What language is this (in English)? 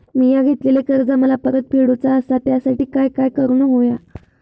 Marathi